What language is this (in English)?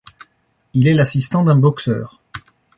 French